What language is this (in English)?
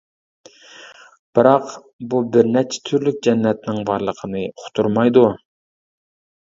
Uyghur